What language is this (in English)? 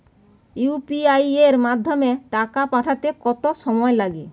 Bangla